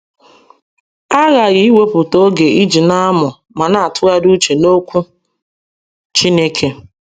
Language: Igbo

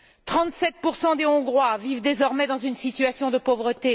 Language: French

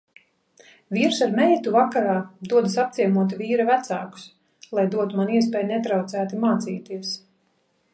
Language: Latvian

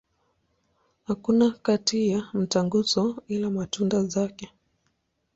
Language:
Swahili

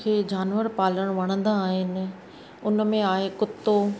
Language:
Sindhi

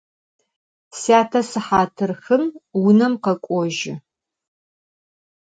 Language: Adyghe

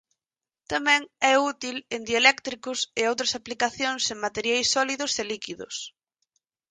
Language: Galician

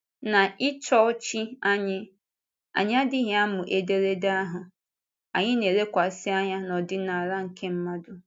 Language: Igbo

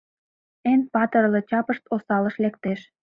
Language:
Mari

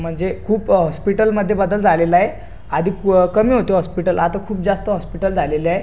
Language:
Marathi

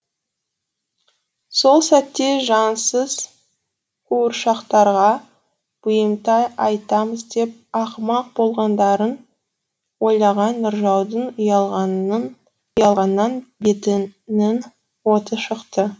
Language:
Kazakh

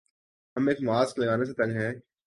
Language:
Urdu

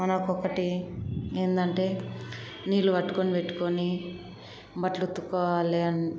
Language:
Telugu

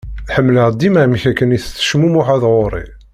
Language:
Kabyle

